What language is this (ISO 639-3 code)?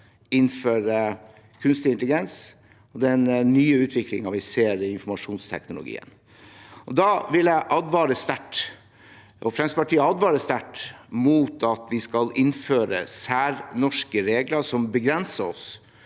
nor